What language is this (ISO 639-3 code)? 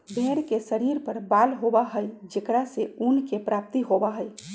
mag